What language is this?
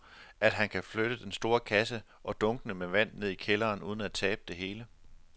Danish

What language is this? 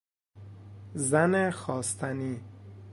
Persian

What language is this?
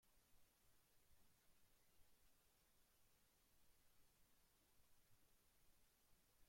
Spanish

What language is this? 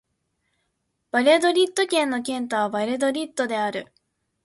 Japanese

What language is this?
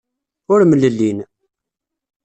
Kabyle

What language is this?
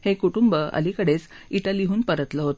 Marathi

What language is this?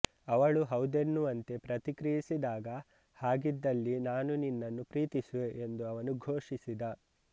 Kannada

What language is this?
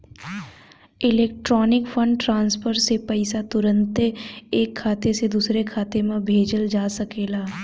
Bhojpuri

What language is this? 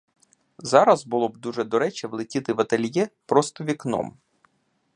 Ukrainian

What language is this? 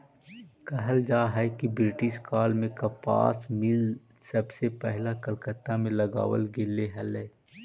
Magahi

